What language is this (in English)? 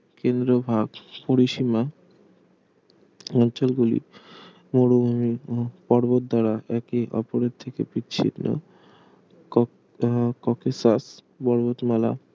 Bangla